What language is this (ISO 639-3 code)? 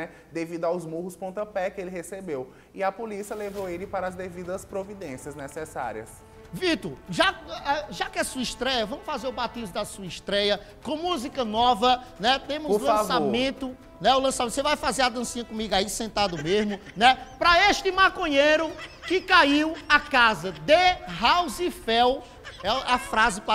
por